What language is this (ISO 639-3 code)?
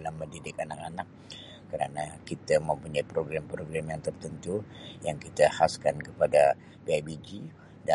msi